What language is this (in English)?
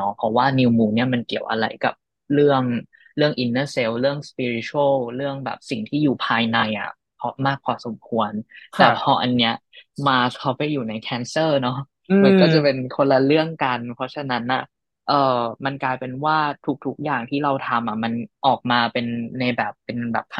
Thai